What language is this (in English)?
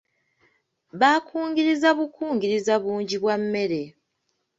Ganda